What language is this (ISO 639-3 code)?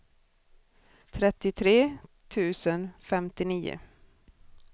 swe